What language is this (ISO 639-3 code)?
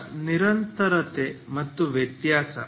kan